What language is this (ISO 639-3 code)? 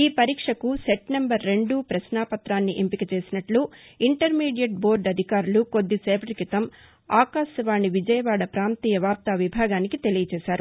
tel